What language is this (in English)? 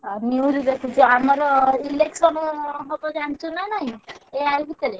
Odia